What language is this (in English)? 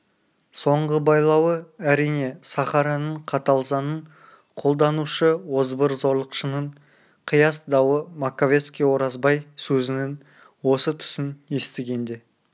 Kazakh